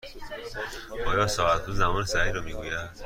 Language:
Persian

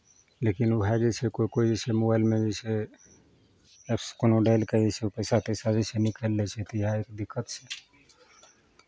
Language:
Maithili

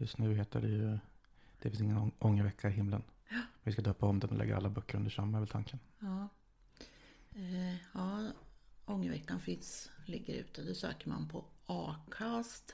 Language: Swedish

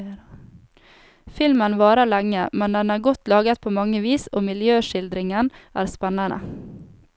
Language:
Norwegian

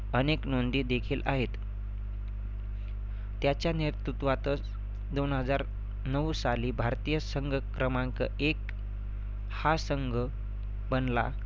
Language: Marathi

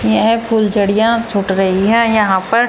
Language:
Hindi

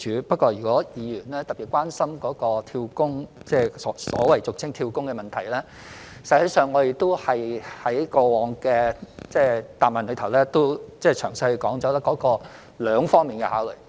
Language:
Cantonese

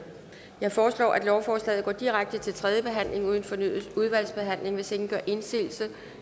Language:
Danish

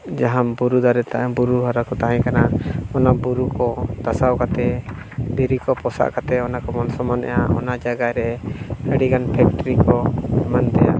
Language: Santali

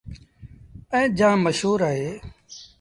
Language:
Sindhi Bhil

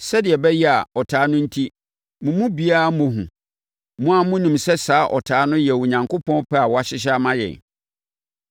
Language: Akan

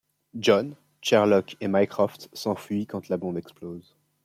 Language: French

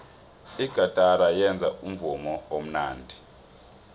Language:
South Ndebele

